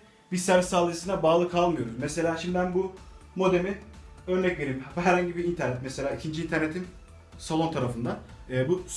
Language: Turkish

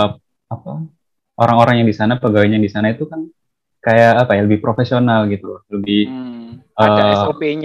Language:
Indonesian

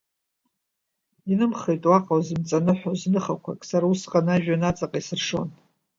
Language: Abkhazian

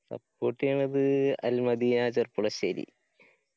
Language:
Malayalam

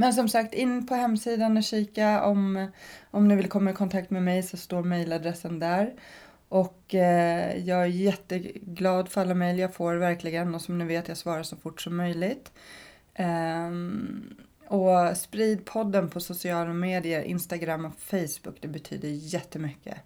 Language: Swedish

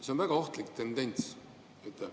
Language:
Estonian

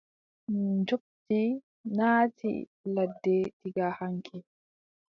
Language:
Adamawa Fulfulde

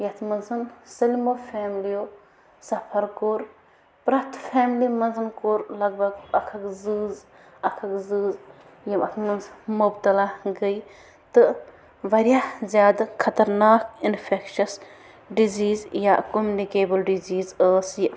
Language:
Kashmiri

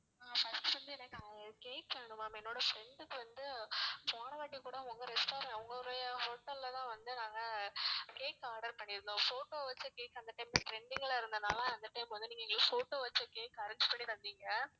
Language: Tamil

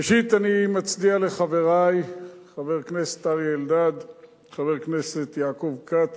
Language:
Hebrew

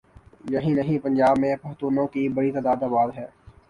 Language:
Urdu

